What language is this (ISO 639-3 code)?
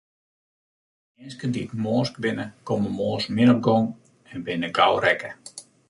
fry